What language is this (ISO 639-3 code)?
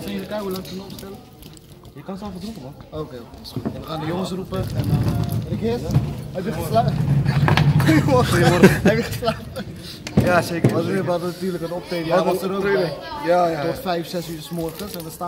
nld